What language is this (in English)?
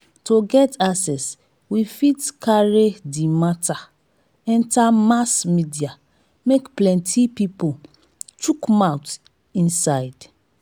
Nigerian Pidgin